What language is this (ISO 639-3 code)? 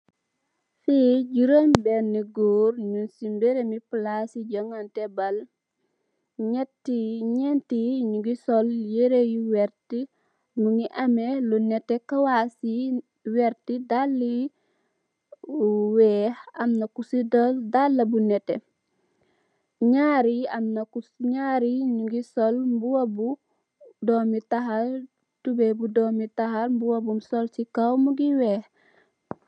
wol